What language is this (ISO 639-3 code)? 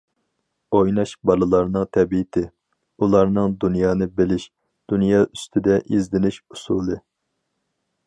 uig